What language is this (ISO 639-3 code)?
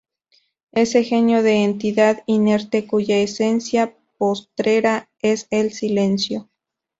spa